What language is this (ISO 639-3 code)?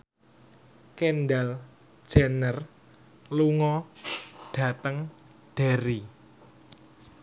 jav